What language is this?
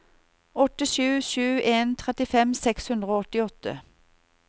Norwegian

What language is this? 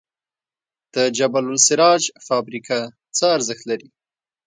Pashto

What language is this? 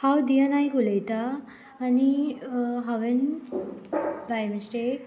Konkani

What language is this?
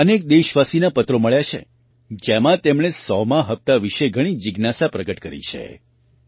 Gujarati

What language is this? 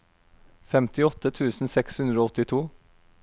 Norwegian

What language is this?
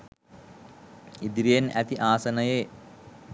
Sinhala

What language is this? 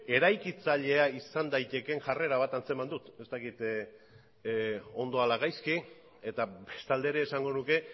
Basque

